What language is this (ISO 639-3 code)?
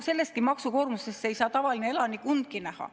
est